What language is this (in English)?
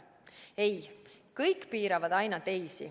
Estonian